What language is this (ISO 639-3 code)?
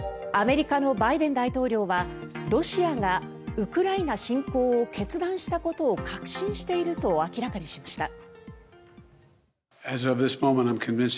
jpn